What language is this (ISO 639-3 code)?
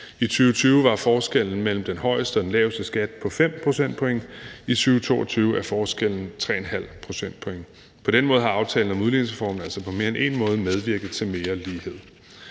dan